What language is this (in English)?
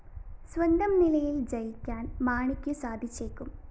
Malayalam